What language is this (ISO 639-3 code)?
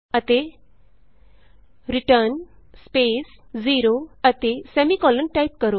pan